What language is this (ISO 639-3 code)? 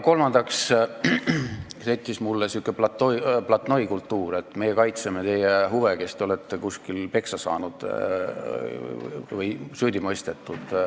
est